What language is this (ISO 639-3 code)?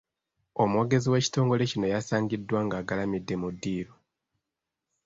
lug